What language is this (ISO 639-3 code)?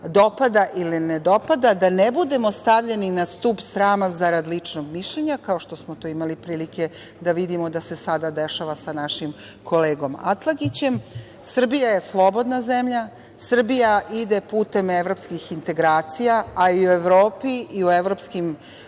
srp